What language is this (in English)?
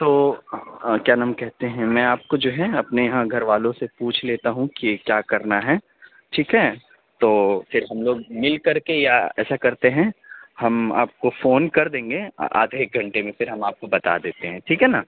Urdu